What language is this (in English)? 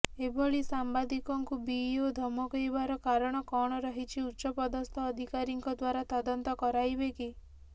Odia